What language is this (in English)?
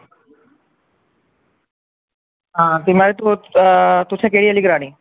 Dogri